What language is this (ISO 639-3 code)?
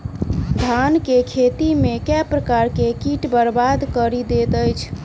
mai